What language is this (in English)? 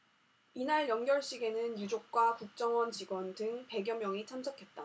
Korean